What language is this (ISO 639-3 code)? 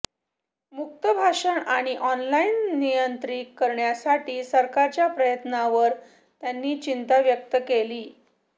mar